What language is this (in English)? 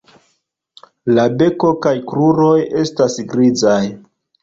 Esperanto